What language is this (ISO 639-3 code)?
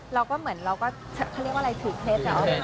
tha